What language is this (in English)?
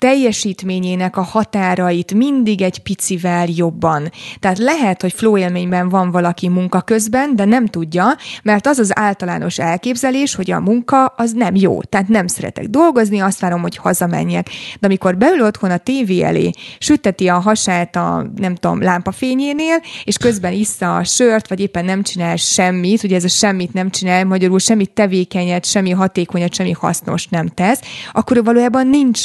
Hungarian